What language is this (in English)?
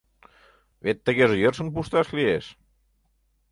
Mari